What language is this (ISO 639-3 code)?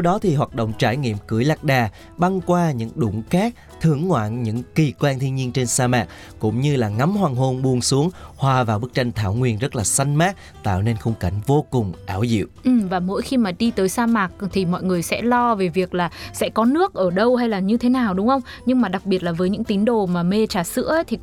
vie